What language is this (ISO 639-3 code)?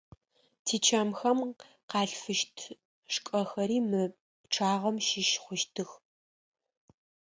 ady